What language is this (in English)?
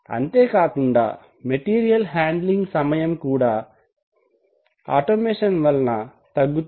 Telugu